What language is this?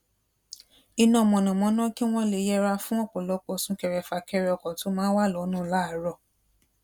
Yoruba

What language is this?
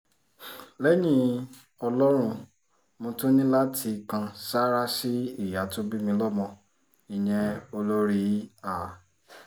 Yoruba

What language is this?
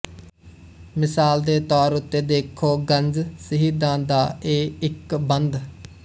Punjabi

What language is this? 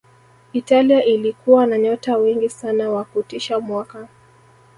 Swahili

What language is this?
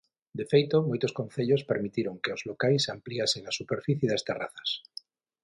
Galician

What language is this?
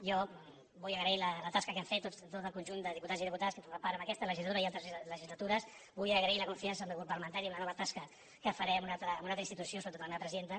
Catalan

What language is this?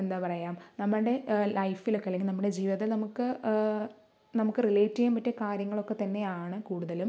Malayalam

